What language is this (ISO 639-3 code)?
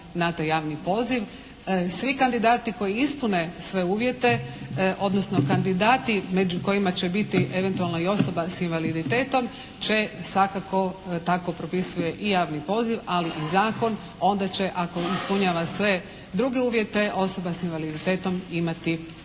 hrv